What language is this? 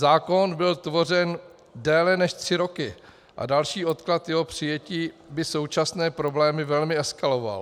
Czech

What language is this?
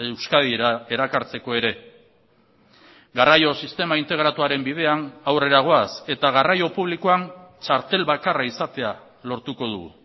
Basque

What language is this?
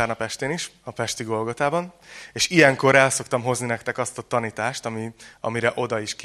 Hungarian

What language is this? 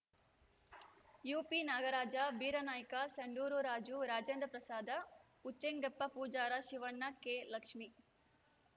Kannada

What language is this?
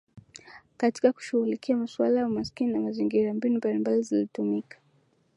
Swahili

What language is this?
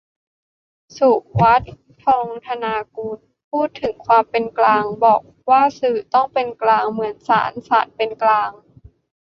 Thai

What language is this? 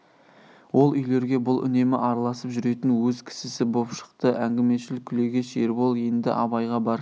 Kazakh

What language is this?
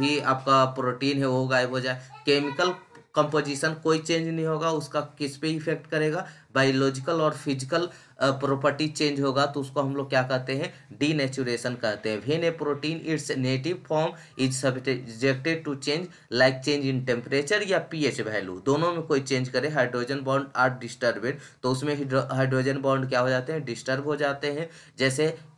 Hindi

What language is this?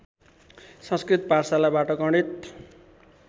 Nepali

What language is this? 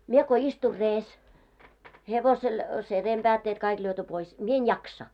Finnish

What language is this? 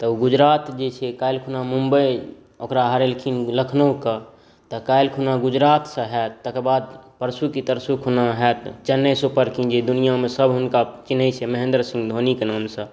Maithili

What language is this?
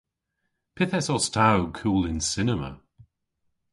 Cornish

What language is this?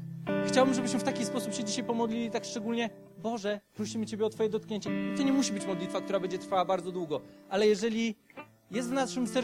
Polish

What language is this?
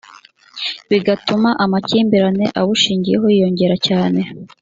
Kinyarwanda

